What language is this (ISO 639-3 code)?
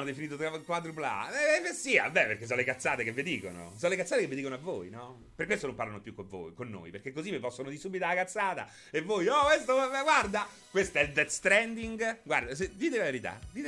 ita